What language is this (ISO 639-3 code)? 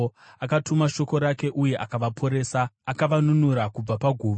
sna